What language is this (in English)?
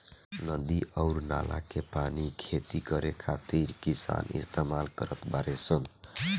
Bhojpuri